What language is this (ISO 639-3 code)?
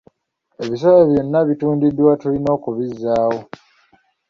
lug